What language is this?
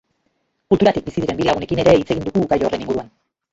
Basque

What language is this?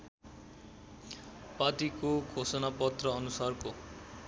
Nepali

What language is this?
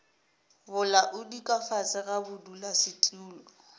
Northern Sotho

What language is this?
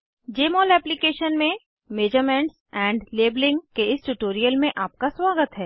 Hindi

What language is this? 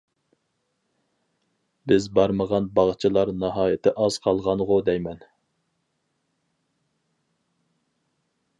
Uyghur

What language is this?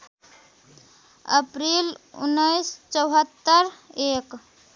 Nepali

